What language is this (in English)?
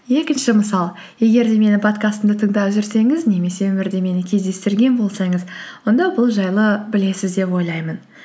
Kazakh